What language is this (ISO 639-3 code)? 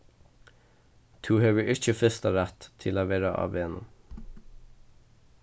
fao